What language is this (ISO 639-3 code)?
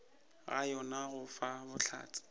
nso